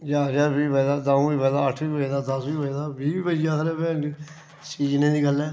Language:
Dogri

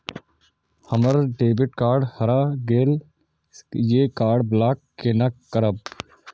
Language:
Maithili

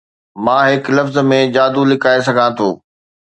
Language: Sindhi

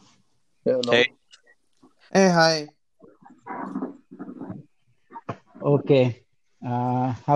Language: Telugu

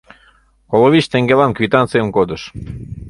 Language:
Mari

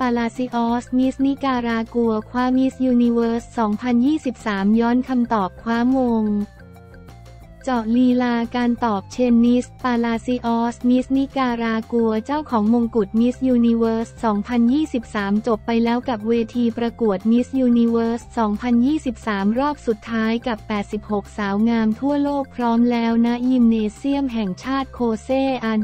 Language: Thai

